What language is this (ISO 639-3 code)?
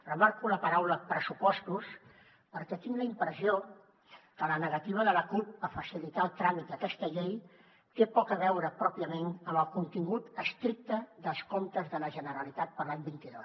cat